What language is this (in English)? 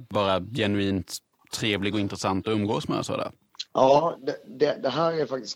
Swedish